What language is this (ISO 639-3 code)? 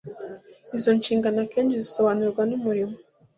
kin